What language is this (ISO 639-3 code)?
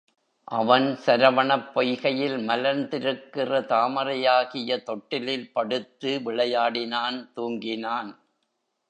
tam